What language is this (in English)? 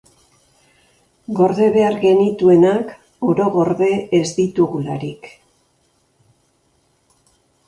Basque